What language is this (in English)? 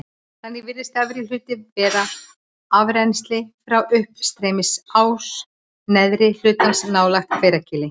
Icelandic